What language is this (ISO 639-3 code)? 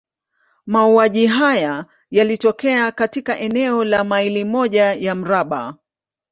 swa